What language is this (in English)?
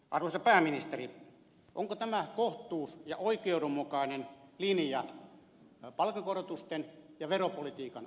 Finnish